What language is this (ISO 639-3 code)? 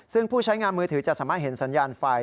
tha